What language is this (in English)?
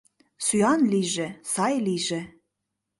Mari